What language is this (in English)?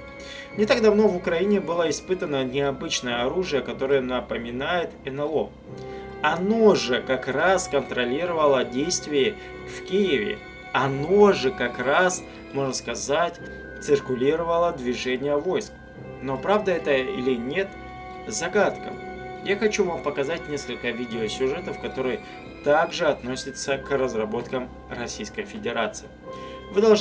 Russian